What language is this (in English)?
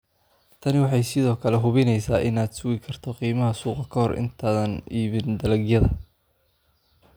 Somali